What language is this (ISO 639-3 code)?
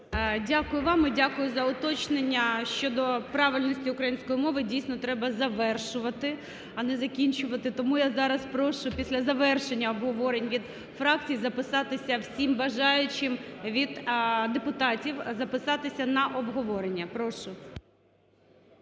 ukr